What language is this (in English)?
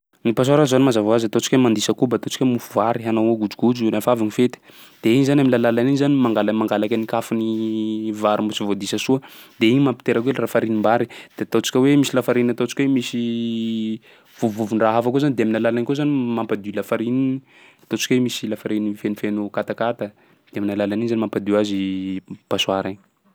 Sakalava Malagasy